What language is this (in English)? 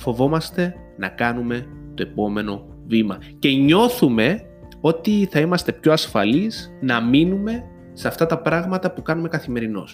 Greek